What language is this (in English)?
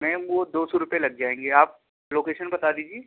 Urdu